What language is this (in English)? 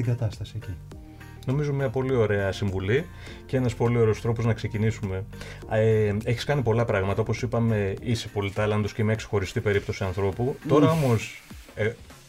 Greek